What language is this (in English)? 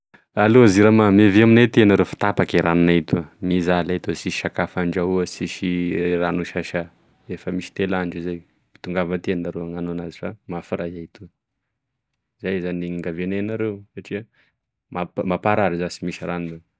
Tesaka Malagasy